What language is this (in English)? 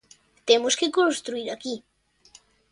Galician